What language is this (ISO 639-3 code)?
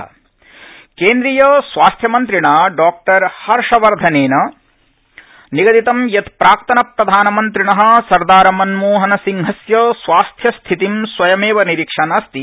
san